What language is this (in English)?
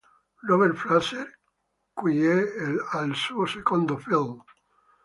Italian